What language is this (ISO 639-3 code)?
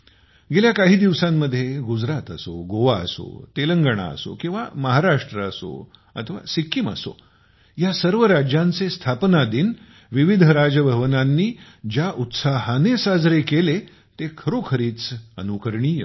mar